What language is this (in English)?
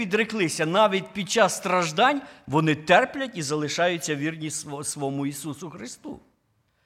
Ukrainian